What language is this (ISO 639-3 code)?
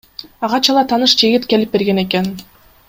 kir